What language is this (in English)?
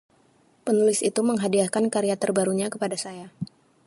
Indonesian